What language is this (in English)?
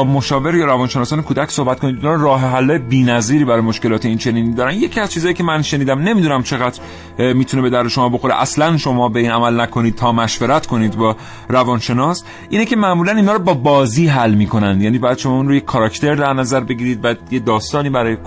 Persian